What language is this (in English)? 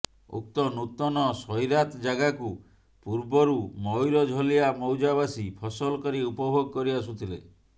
Odia